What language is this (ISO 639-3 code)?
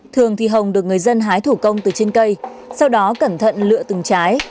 vie